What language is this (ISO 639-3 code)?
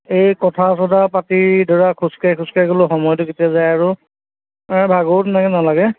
asm